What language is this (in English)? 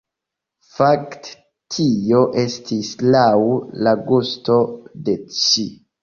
Esperanto